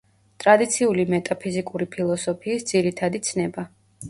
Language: Georgian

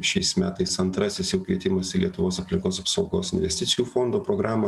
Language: Lithuanian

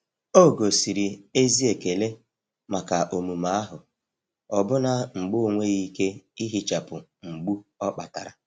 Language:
Igbo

